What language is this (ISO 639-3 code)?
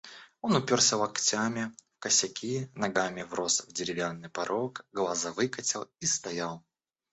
rus